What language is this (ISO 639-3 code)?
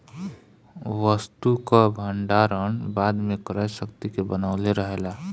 bho